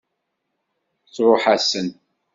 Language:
Kabyle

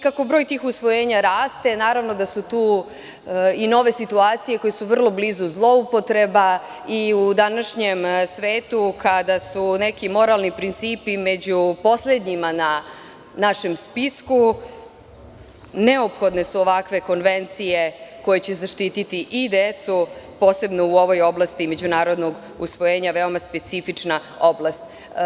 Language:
Serbian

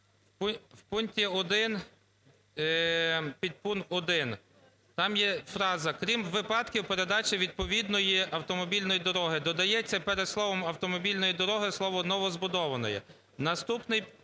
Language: Ukrainian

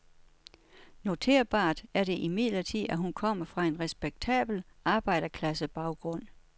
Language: Danish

